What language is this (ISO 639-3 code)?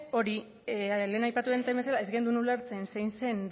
eus